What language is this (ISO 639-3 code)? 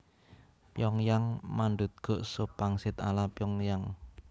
jav